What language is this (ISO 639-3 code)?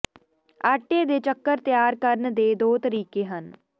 pan